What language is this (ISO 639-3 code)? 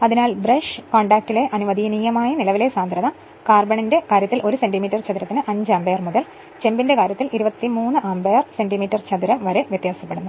mal